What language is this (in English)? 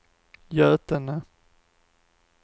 Swedish